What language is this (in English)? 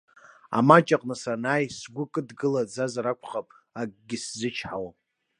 Abkhazian